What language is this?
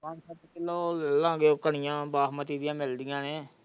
Punjabi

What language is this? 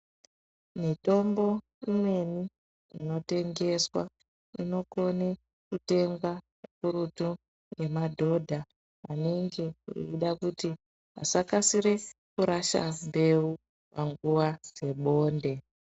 Ndau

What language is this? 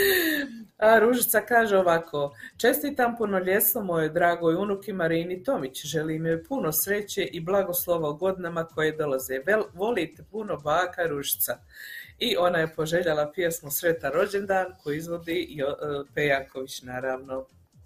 Croatian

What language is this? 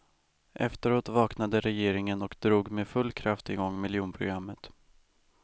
Swedish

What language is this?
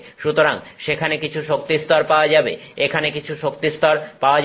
Bangla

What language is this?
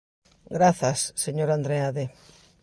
Galician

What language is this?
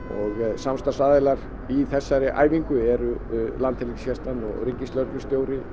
Icelandic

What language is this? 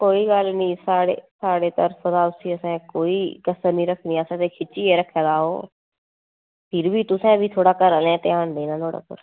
Dogri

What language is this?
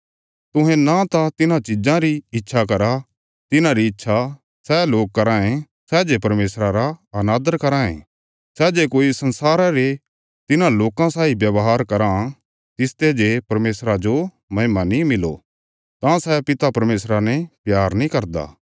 Bilaspuri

